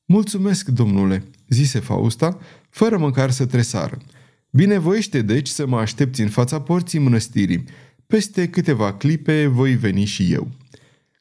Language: Romanian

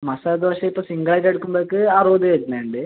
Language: Malayalam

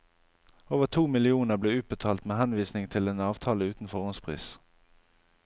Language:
Norwegian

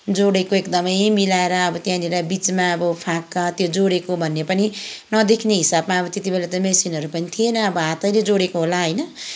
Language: Nepali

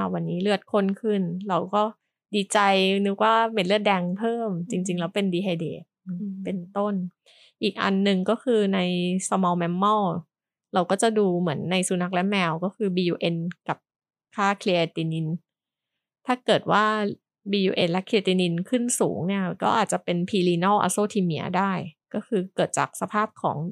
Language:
Thai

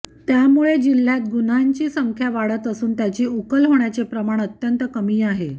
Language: Marathi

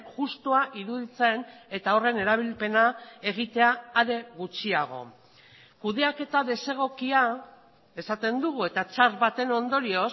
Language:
Basque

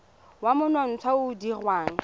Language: Tswana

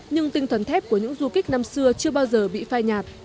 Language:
Vietnamese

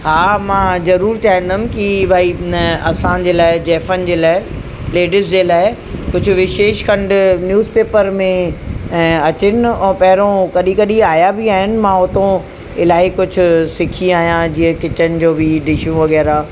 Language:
Sindhi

